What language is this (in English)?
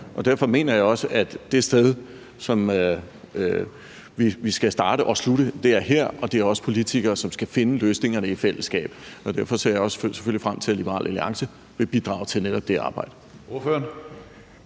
Danish